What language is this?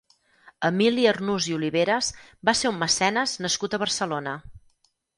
Catalan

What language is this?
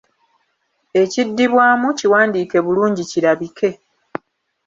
Ganda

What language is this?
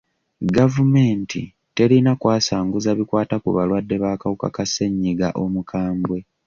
Ganda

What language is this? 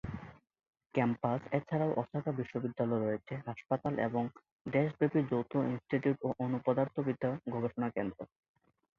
Bangla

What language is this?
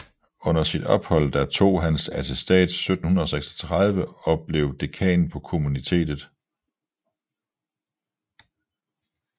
Danish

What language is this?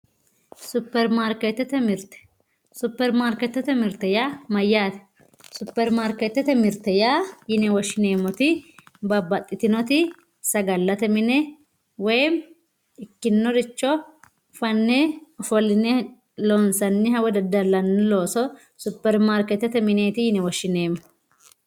Sidamo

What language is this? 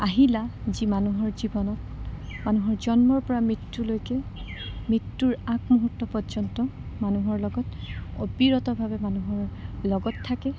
Assamese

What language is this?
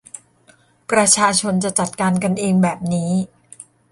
Thai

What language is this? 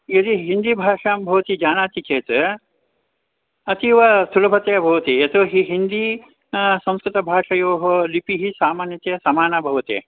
Sanskrit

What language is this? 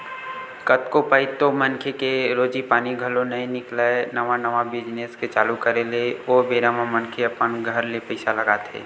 Chhattisgarhi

